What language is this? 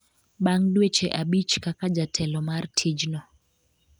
Luo (Kenya and Tanzania)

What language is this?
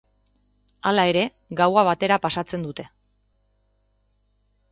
Basque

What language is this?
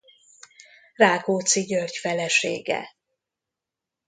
Hungarian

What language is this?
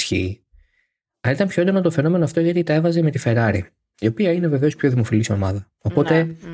Greek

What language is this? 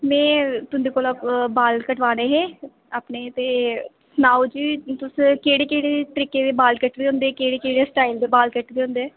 Dogri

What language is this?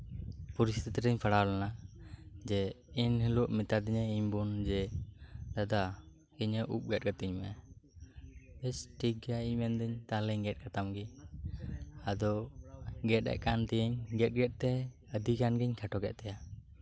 Santali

